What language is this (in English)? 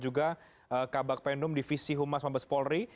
Indonesian